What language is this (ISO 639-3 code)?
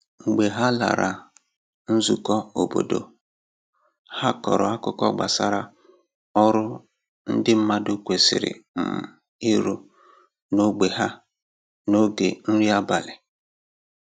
ibo